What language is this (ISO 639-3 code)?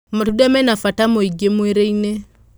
kik